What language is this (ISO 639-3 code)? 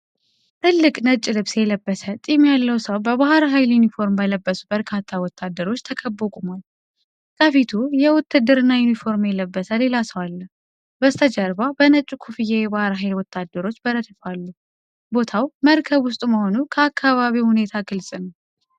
amh